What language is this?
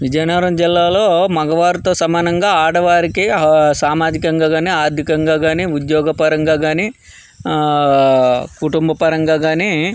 Telugu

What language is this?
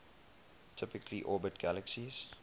English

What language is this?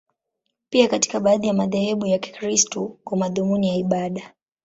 Swahili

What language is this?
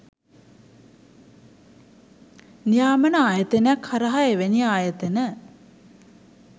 Sinhala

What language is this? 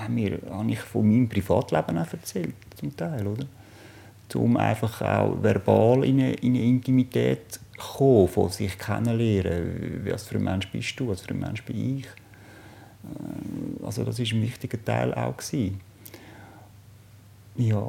German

